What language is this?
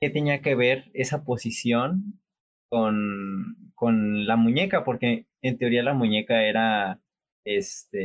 Spanish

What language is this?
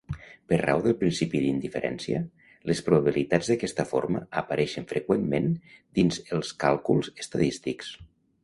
Catalan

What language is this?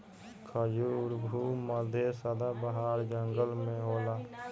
Bhojpuri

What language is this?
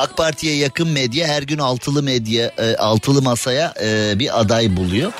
Turkish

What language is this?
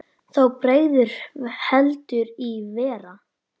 Icelandic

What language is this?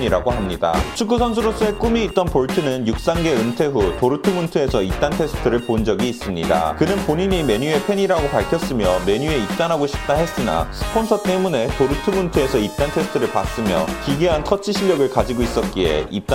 Korean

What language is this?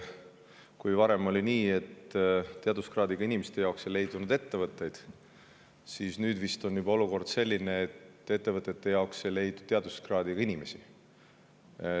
Estonian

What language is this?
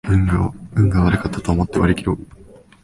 Japanese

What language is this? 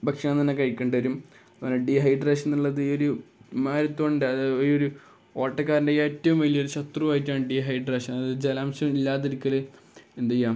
Malayalam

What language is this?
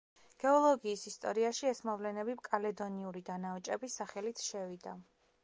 Georgian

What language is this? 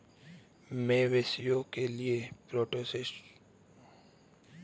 Hindi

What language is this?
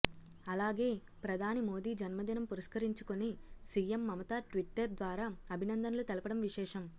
Telugu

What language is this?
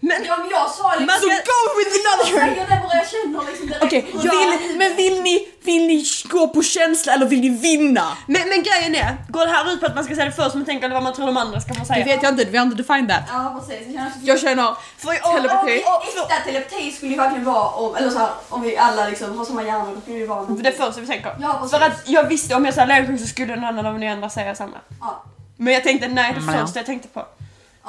Swedish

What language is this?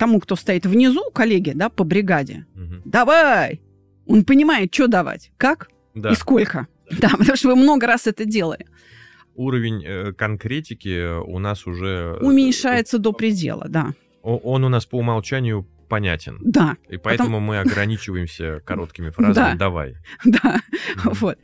Russian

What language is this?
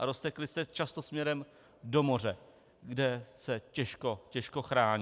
Czech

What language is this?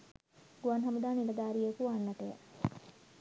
Sinhala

